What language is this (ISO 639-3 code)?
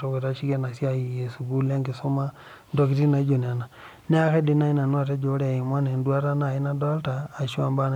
mas